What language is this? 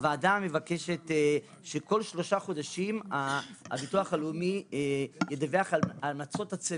Hebrew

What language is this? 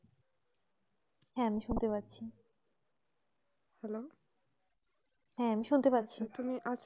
Bangla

